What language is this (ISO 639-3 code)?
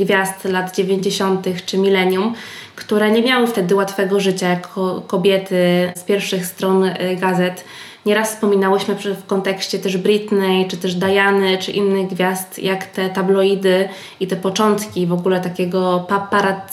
pol